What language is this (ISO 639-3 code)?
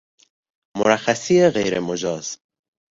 fas